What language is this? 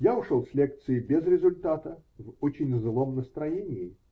Russian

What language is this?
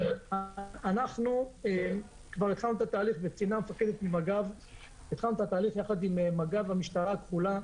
Hebrew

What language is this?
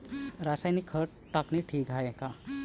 Marathi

